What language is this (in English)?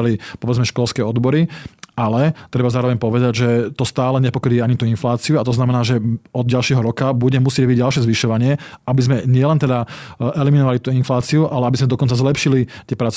Slovak